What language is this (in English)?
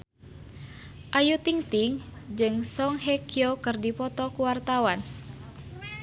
Sundanese